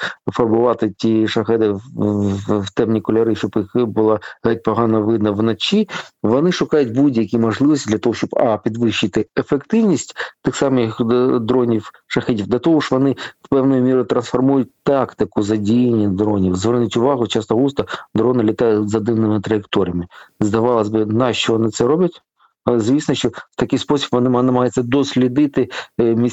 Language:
Ukrainian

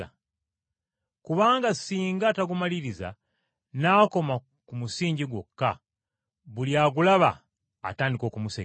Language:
Ganda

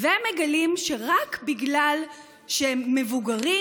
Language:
Hebrew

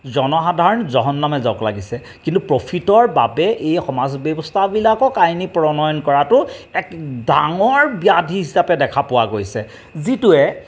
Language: Assamese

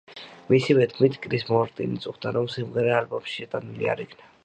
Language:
Georgian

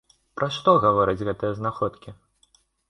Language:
Belarusian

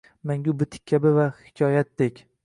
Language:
Uzbek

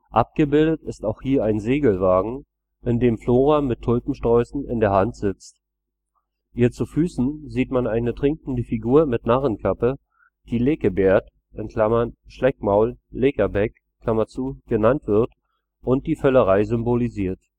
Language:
German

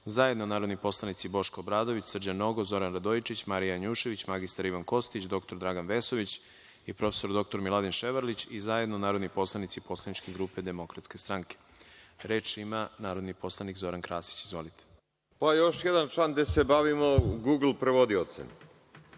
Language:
Serbian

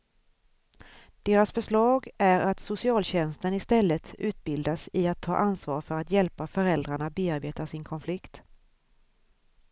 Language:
Swedish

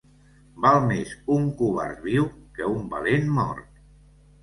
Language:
Catalan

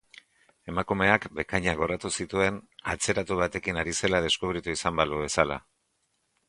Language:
Basque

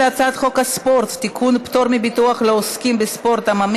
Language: Hebrew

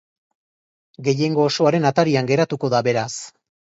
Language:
Basque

